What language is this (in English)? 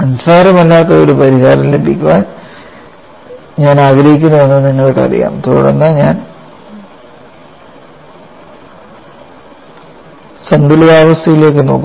Malayalam